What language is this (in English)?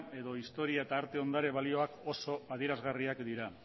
Basque